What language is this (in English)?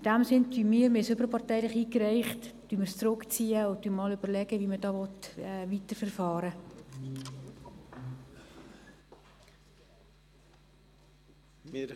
Swiss German